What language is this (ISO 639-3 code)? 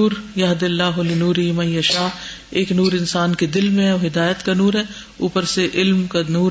urd